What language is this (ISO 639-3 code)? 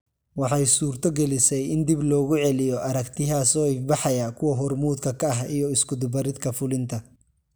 som